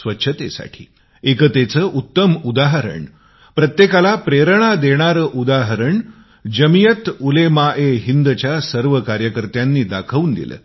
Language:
Marathi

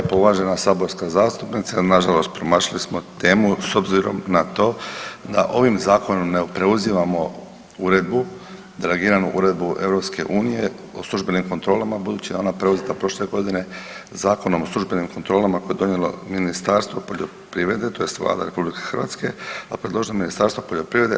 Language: Croatian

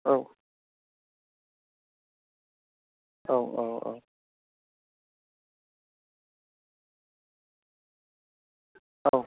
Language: Bodo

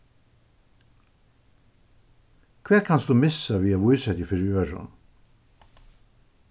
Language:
Faroese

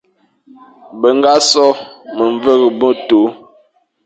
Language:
Fang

